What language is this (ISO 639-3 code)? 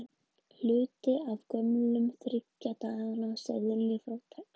isl